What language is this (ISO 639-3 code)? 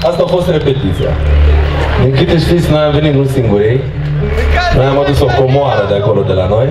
ron